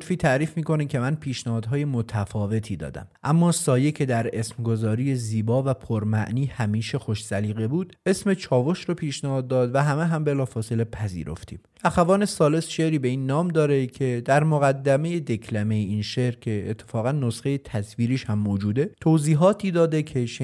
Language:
Persian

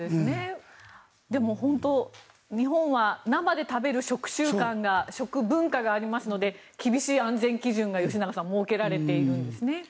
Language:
Japanese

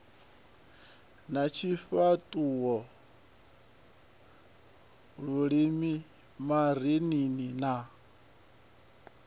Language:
Venda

